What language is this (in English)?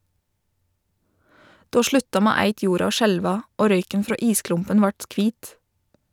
Norwegian